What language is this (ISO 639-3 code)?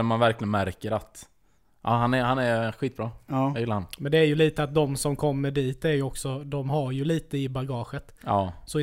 swe